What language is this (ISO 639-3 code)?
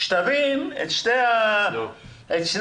heb